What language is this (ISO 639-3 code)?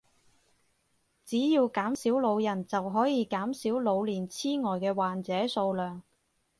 yue